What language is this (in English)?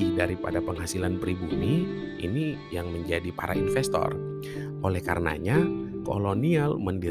Indonesian